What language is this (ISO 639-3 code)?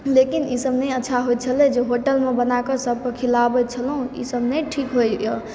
mai